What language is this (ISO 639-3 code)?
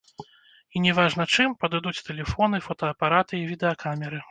bel